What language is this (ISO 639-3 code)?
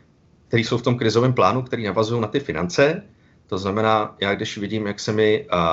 ces